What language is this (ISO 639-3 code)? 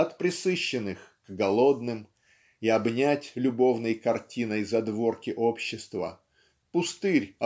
rus